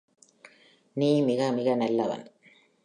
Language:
Tamil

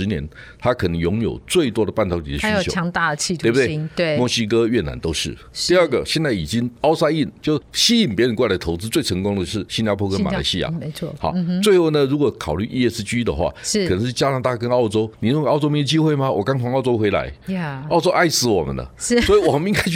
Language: Chinese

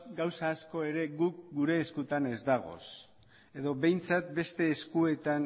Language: Basque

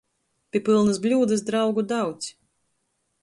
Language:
Latgalian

